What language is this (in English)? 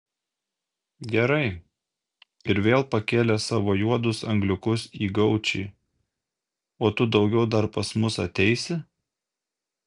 Lithuanian